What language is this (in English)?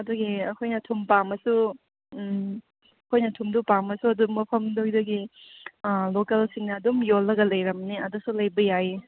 Manipuri